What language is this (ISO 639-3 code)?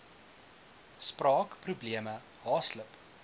afr